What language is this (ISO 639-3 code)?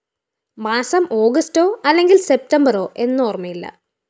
mal